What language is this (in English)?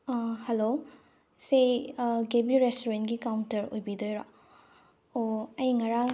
Manipuri